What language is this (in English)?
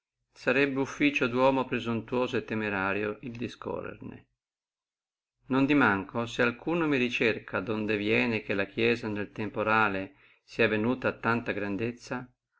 Italian